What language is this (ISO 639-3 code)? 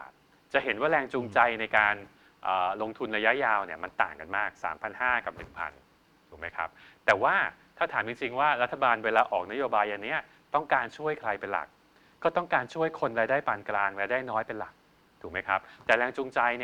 tha